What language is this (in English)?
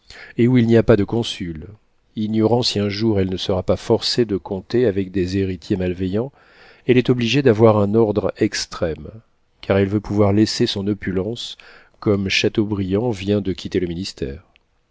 French